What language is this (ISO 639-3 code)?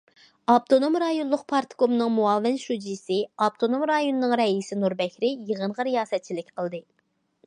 uig